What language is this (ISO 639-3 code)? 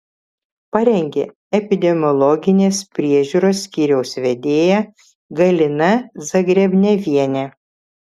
lit